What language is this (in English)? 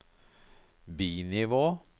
Norwegian